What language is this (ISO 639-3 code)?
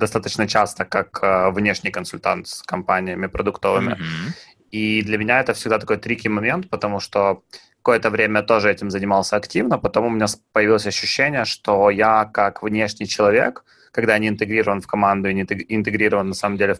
rus